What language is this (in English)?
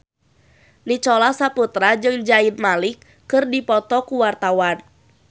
Sundanese